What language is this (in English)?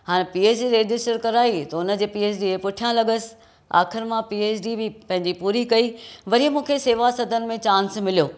Sindhi